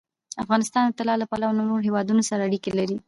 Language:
Pashto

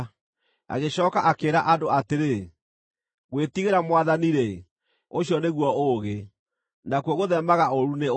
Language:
Kikuyu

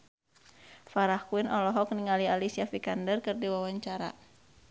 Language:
Sundanese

